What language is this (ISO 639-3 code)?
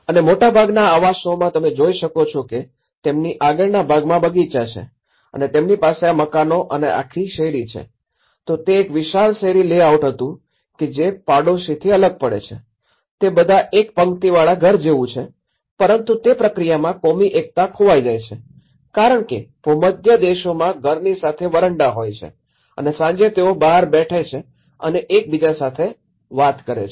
guj